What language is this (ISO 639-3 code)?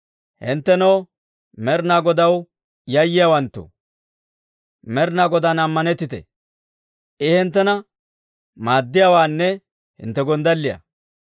dwr